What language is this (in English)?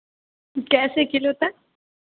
Hindi